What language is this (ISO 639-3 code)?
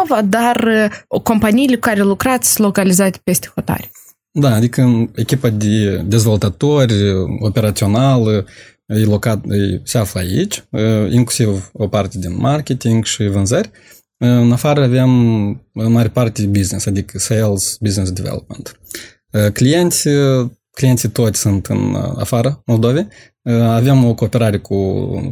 ron